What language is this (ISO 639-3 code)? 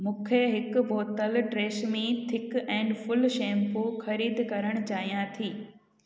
snd